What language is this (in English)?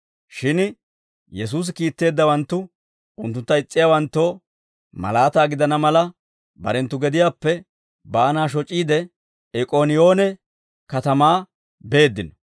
Dawro